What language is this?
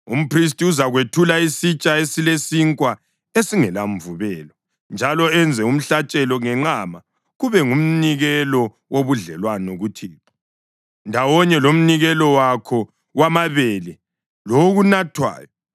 North Ndebele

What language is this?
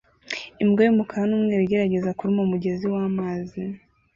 Kinyarwanda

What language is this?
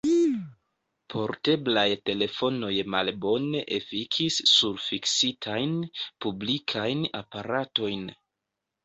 Esperanto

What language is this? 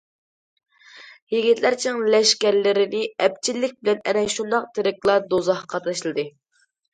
Uyghur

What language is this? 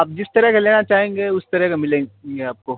Urdu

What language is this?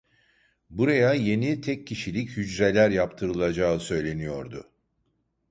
Turkish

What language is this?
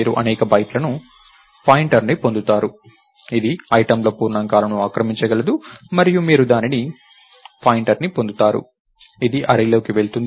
Telugu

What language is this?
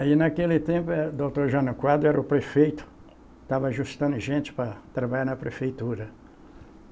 Portuguese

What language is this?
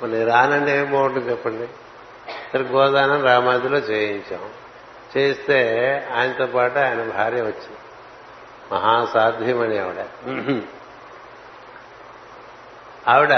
Telugu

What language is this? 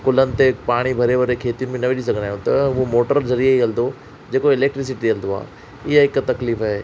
Sindhi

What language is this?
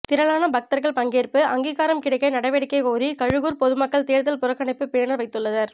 Tamil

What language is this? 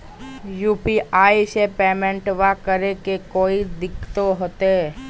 Magahi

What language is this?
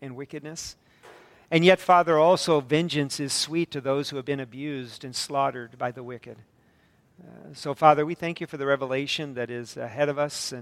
English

